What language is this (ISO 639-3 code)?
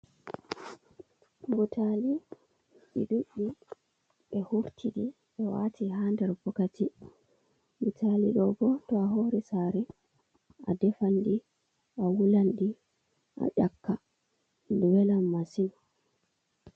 ful